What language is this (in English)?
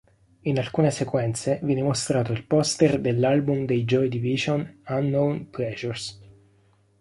Italian